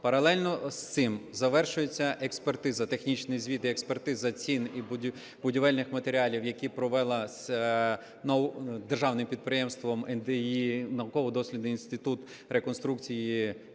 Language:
Ukrainian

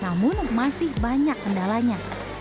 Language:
Indonesian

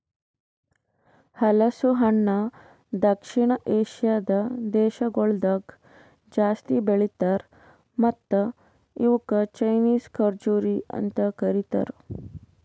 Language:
Kannada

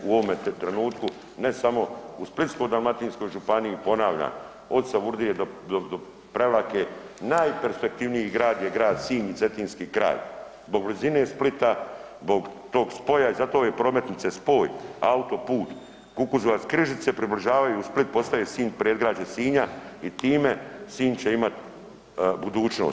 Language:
Croatian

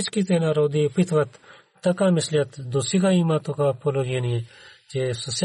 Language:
Bulgarian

